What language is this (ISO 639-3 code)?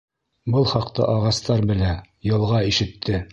bak